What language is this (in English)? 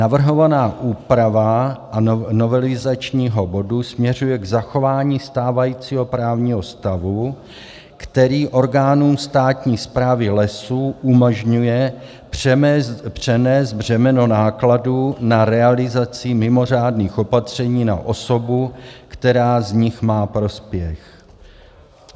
Czech